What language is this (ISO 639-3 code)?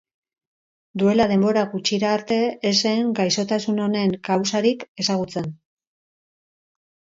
eus